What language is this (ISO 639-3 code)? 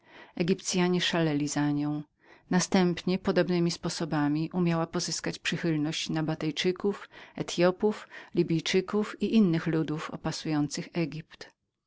pol